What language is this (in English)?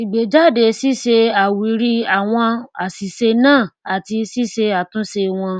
Yoruba